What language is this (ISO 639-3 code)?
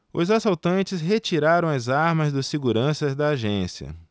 por